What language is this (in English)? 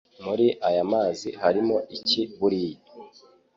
Kinyarwanda